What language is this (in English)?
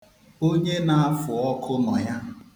Igbo